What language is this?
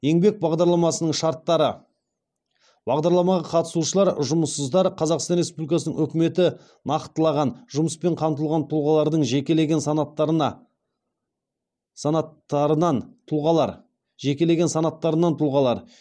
Kazakh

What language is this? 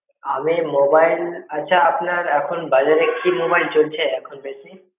Bangla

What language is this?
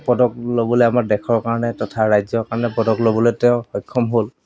Assamese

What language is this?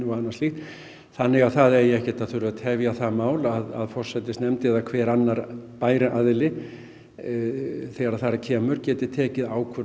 Icelandic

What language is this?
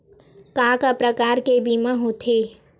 Chhattisgarhi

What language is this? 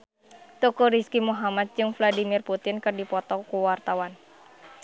Sundanese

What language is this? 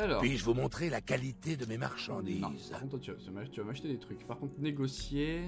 French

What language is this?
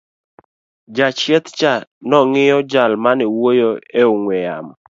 Luo (Kenya and Tanzania)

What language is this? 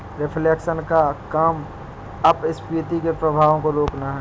Hindi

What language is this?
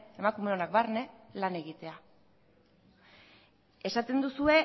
Basque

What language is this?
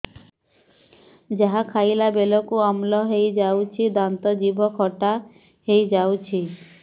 Odia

